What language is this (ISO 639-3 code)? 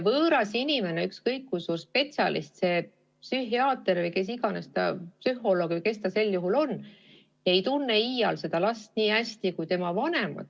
est